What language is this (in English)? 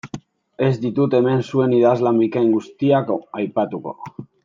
Basque